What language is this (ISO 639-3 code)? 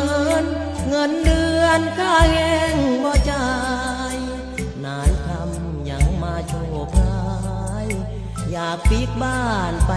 tha